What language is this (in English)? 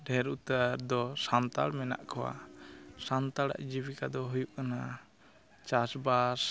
Santali